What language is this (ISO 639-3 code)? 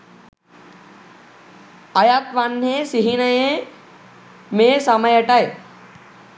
sin